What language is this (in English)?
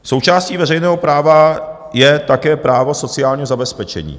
Czech